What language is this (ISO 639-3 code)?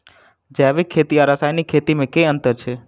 mai